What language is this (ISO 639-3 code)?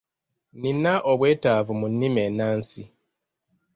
lug